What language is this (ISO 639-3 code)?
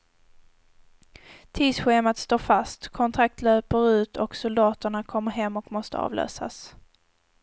swe